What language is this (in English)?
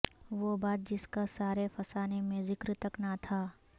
Urdu